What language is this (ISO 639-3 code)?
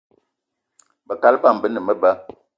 eto